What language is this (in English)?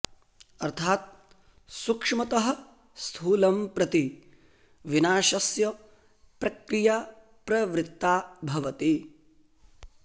Sanskrit